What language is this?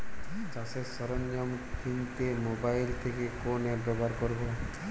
Bangla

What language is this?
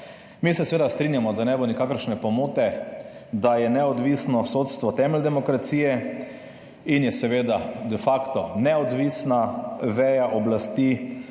Slovenian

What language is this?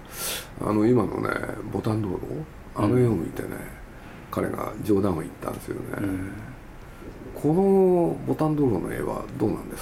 Japanese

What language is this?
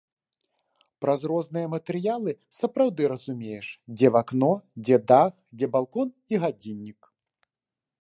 Belarusian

